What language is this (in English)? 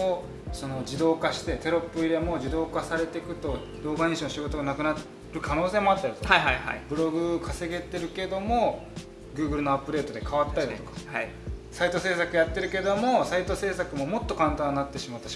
Japanese